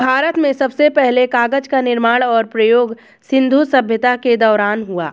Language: Hindi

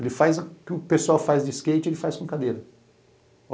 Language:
Portuguese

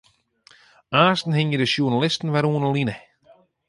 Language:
Western Frisian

